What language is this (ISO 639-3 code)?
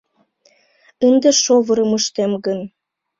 chm